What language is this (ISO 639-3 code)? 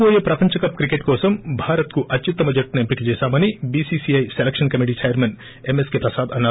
tel